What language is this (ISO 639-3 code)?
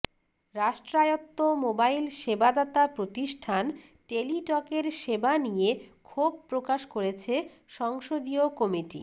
ben